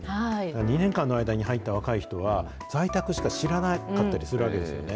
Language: Japanese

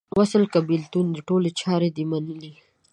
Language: Pashto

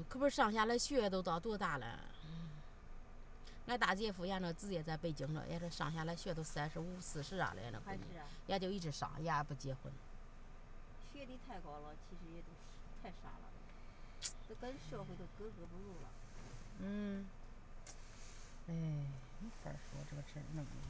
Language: Chinese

